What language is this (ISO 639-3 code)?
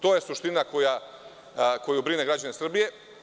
srp